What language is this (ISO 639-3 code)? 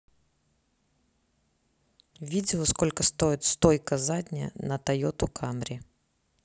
rus